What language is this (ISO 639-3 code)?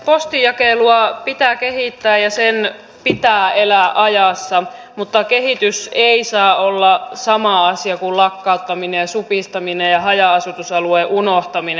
fin